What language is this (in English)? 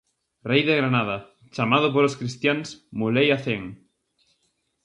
Galician